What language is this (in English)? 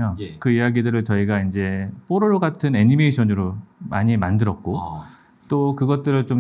Korean